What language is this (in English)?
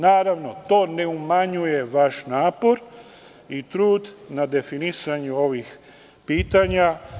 Serbian